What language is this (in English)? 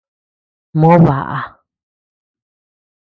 Tepeuxila Cuicatec